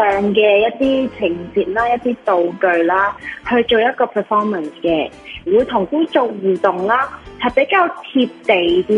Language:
Chinese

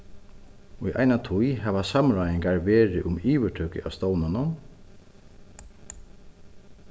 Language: Faroese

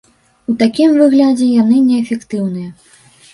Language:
Belarusian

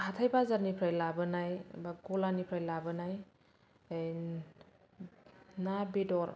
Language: Bodo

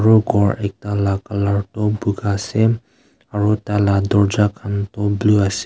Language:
Naga Pidgin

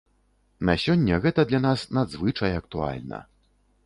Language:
Belarusian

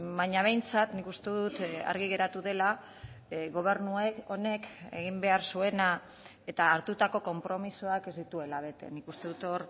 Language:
Basque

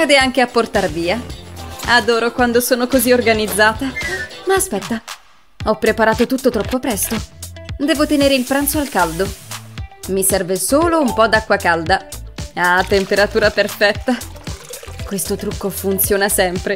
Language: Italian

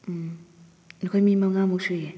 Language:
Manipuri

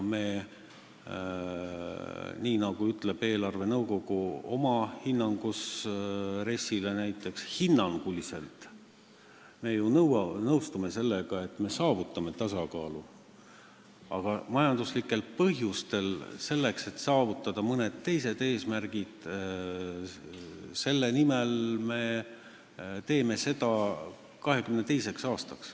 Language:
Estonian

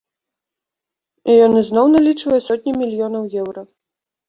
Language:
Belarusian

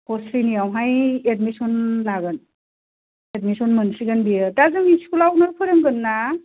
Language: Bodo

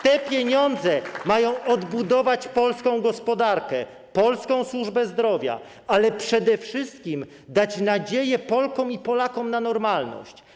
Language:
Polish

